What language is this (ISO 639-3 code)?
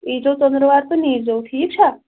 kas